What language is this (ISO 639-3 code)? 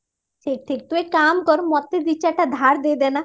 ori